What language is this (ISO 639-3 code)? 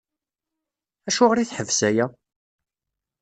kab